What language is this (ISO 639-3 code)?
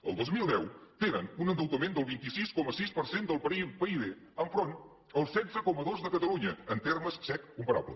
cat